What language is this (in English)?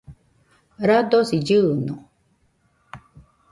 Nüpode Huitoto